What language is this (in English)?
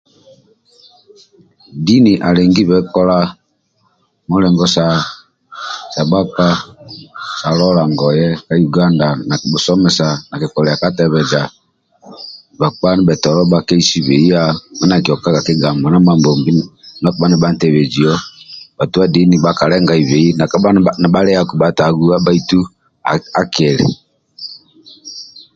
Amba (Uganda)